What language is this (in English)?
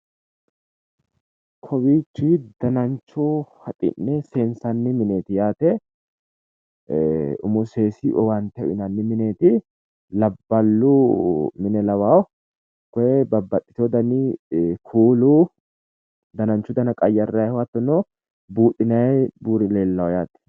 Sidamo